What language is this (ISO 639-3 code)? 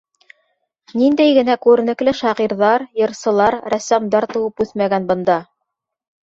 bak